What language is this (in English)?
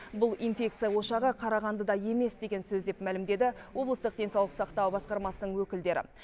Kazakh